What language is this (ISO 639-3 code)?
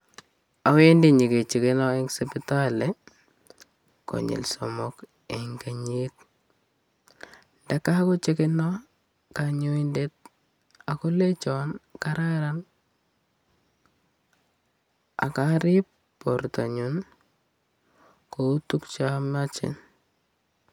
kln